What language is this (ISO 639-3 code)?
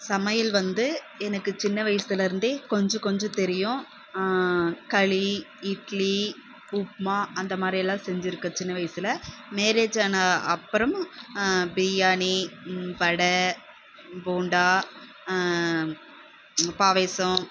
tam